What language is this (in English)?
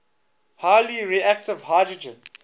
English